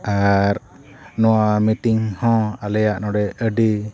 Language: Santali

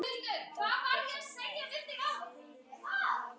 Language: Icelandic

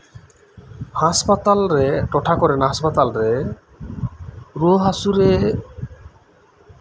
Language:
Santali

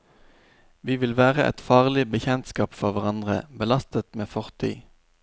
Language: Norwegian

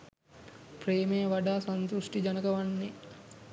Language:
Sinhala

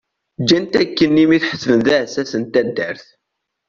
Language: Kabyle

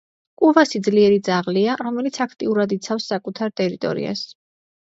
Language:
Georgian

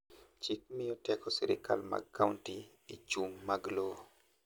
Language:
Luo (Kenya and Tanzania)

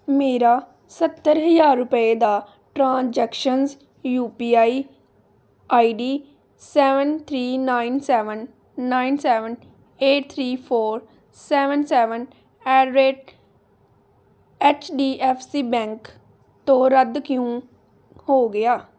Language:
Punjabi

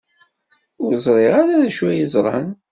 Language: Kabyle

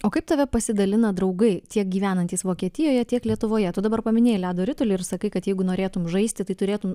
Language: Lithuanian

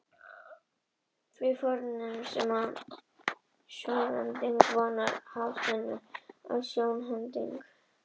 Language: Icelandic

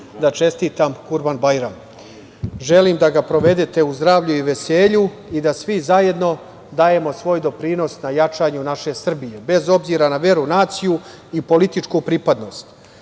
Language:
Serbian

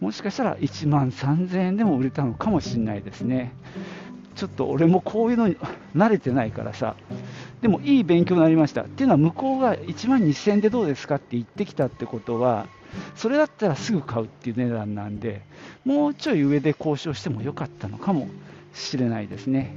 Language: Japanese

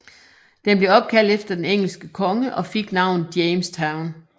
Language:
Danish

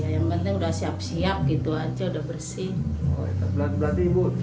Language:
Indonesian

